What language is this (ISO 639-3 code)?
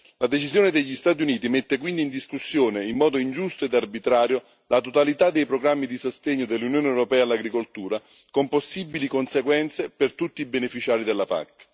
ita